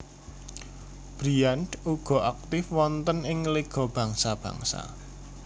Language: Javanese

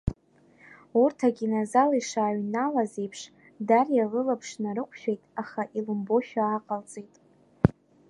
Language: Abkhazian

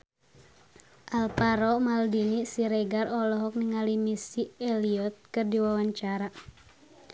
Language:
Sundanese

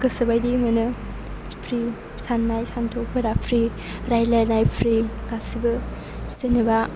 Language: Bodo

